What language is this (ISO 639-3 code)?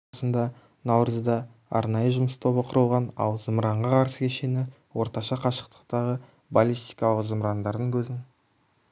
kaz